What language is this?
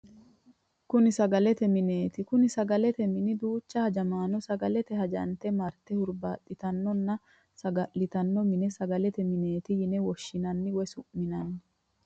Sidamo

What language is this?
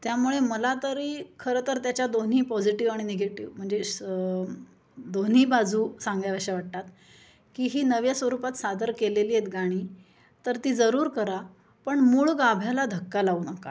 Marathi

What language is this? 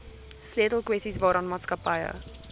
Afrikaans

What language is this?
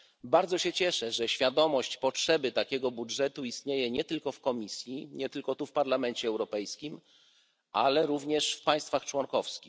Polish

